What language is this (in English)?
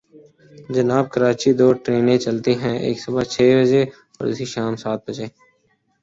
Urdu